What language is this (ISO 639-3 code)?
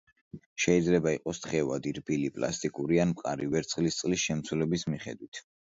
kat